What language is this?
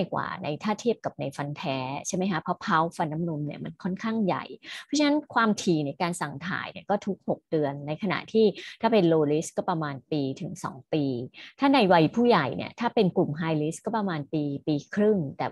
Thai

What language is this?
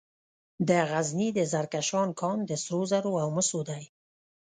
Pashto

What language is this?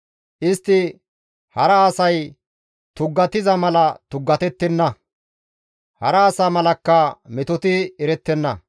Gamo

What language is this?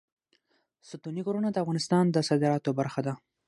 Pashto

